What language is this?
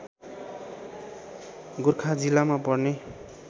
Nepali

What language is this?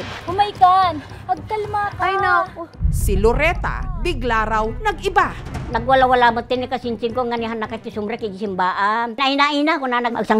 Filipino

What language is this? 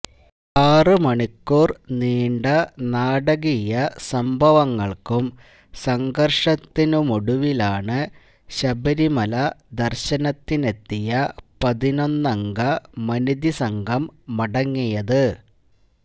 Malayalam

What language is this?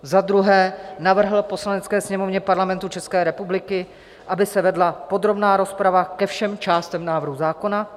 Czech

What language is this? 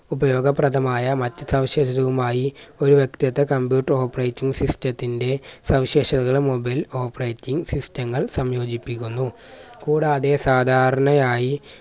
Malayalam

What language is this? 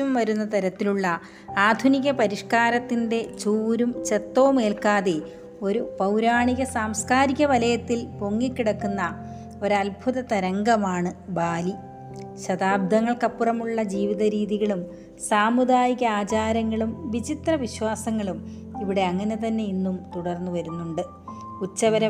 Malayalam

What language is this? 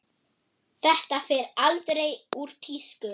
Icelandic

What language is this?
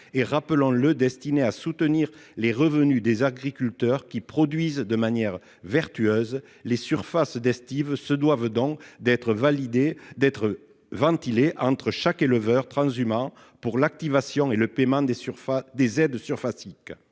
French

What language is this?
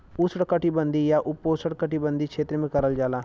Bhojpuri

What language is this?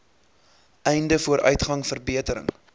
Afrikaans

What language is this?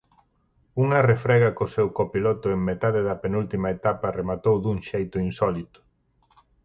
Galician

